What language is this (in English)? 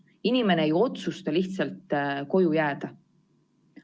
Estonian